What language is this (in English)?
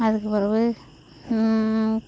Tamil